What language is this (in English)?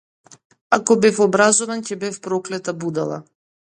Macedonian